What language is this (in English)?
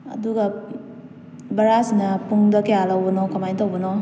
Manipuri